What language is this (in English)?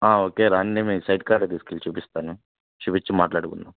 Telugu